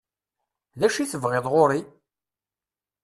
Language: Kabyle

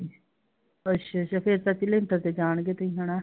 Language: Punjabi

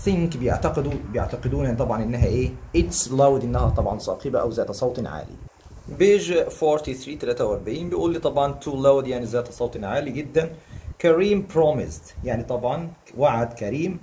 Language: Arabic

